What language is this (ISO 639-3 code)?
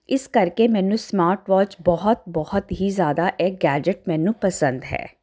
pan